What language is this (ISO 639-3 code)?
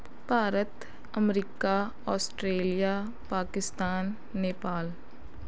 pan